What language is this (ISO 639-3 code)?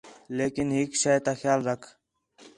xhe